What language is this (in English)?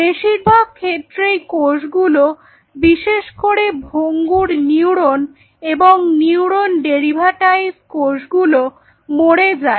Bangla